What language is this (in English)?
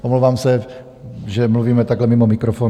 Czech